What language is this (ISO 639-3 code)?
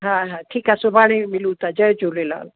snd